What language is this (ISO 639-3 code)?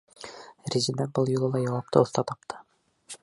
bak